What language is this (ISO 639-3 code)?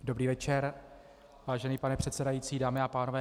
ces